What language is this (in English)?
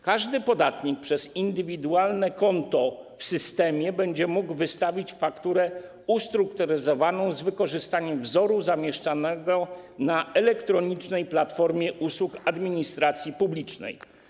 Polish